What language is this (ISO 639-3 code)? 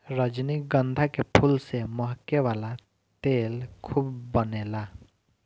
bho